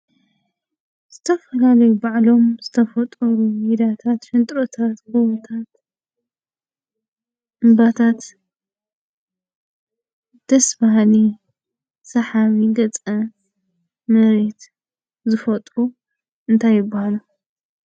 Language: Tigrinya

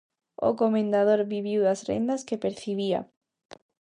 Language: Galician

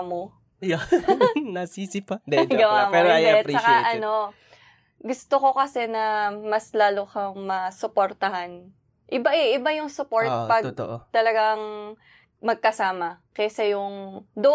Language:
Filipino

